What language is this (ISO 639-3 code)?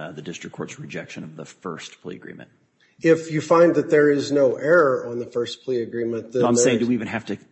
eng